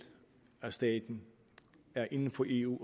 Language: Danish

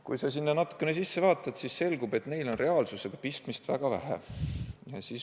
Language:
Estonian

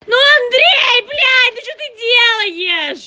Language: Russian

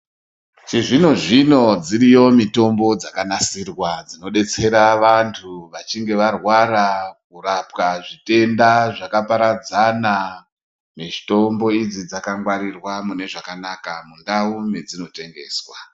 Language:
Ndau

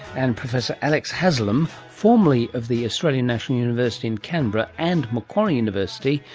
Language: English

